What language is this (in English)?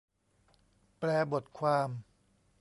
Thai